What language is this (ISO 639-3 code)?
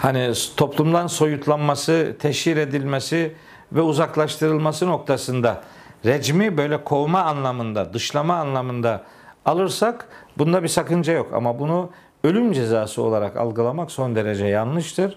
tur